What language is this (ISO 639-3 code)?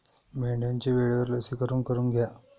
mar